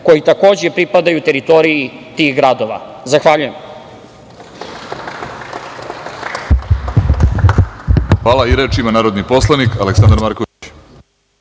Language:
Serbian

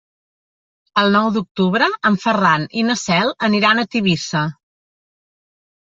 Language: Catalan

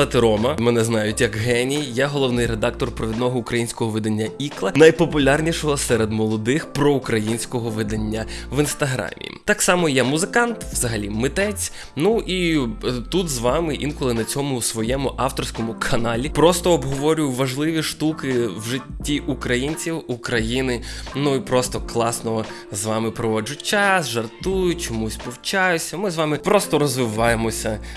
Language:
Ukrainian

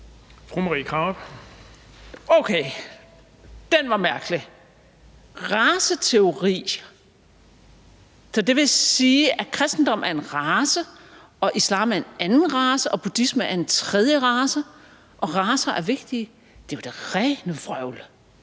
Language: Danish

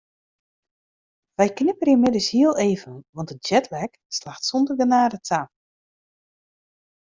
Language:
Western Frisian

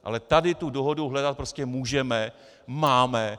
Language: Czech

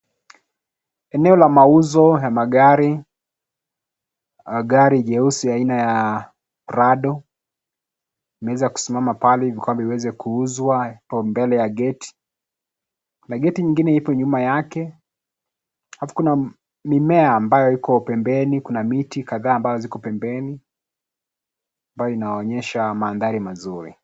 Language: Swahili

